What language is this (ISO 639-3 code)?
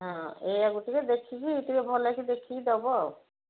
ori